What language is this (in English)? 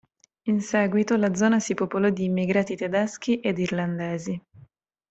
Italian